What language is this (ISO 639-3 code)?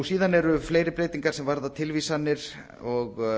isl